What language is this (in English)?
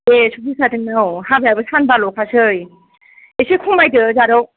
Bodo